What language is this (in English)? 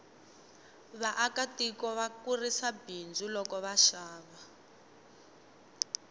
Tsonga